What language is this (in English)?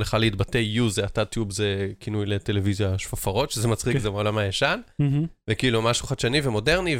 Hebrew